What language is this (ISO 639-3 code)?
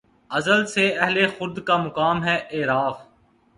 urd